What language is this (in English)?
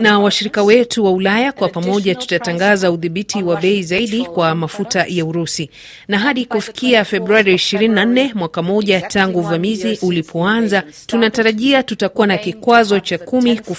Swahili